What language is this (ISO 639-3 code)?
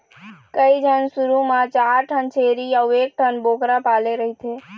hne